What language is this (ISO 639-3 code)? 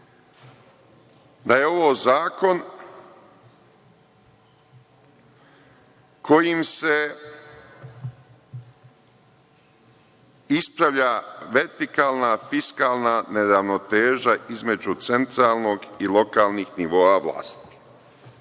srp